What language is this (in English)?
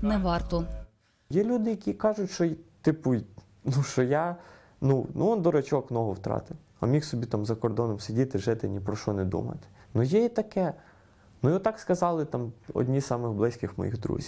Ukrainian